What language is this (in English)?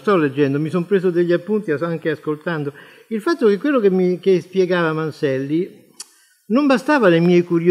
Italian